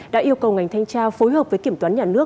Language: Vietnamese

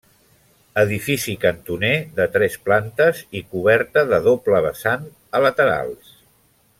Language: Catalan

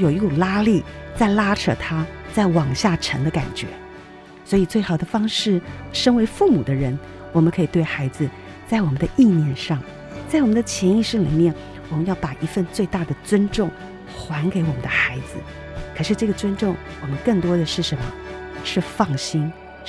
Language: Chinese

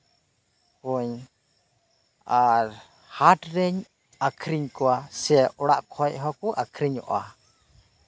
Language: Santali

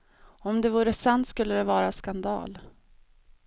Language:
Swedish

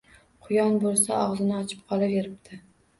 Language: Uzbek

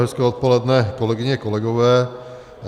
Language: Czech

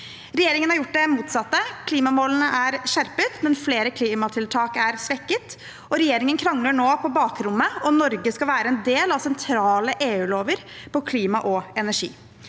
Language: Norwegian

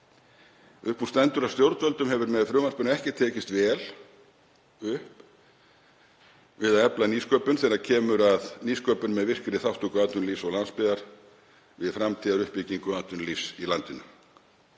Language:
Icelandic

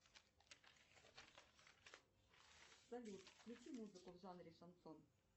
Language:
Russian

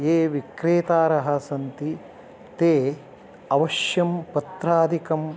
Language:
Sanskrit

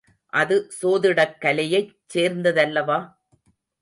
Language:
Tamil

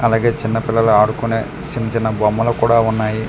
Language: Telugu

